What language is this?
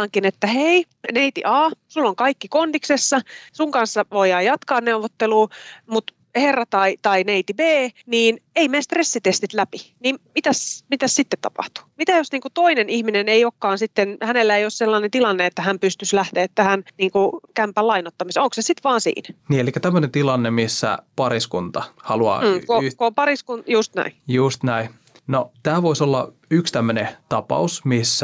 Finnish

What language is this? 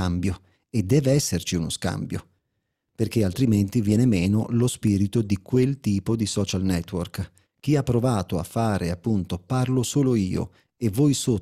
Italian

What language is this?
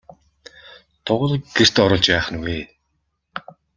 Mongolian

